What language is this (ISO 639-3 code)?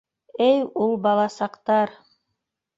bak